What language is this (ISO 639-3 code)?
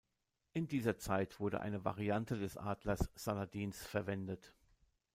deu